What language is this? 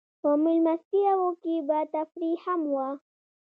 Pashto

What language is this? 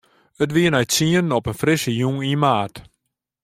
Western Frisian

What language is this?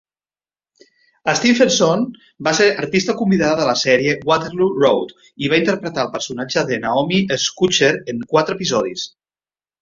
Catalan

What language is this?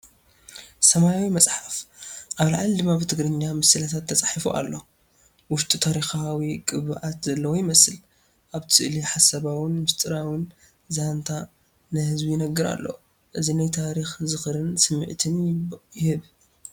Tigrinya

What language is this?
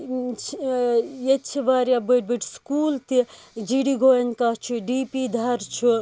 Kashmiri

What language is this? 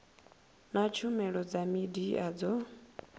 Venda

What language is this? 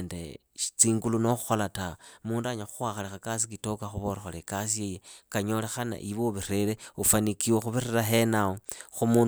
Idakho-Isukha-Tiriki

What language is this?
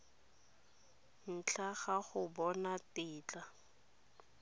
Tswana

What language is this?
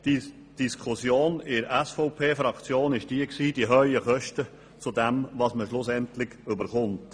Swiss German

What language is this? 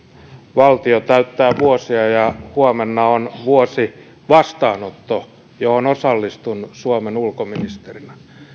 Finnish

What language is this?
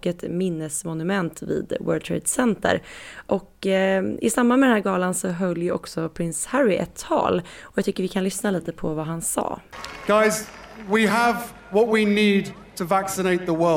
Swedish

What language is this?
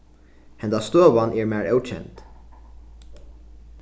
Faroese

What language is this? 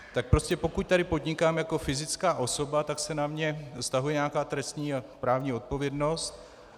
Czech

